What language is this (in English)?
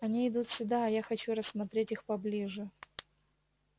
Russian